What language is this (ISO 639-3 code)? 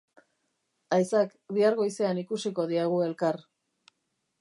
eus